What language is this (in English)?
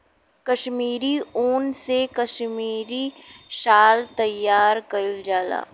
Bhojpuri